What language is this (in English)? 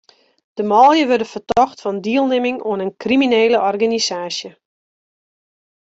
Western Frisian